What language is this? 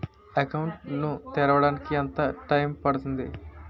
Telugu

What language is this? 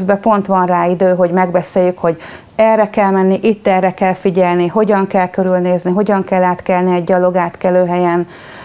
Hungarian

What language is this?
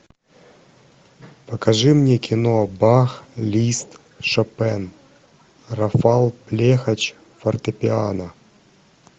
Russian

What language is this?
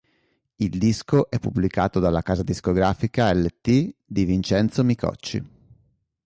Italian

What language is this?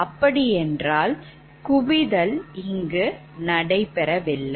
Tamil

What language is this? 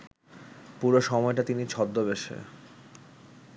Bangla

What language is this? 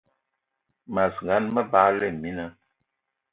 Eton (Cameroon)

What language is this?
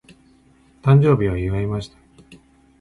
Japanese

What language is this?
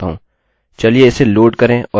Hindi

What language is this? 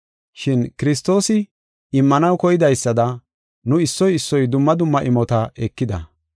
Gofa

